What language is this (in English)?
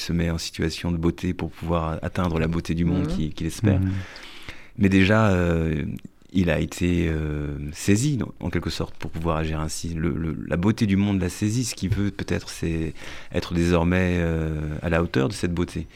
French